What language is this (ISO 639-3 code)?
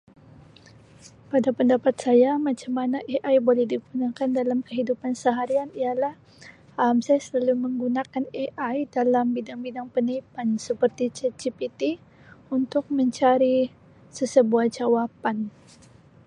msi